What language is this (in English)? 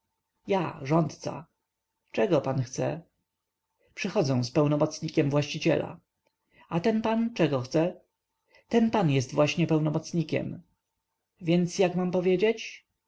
Polish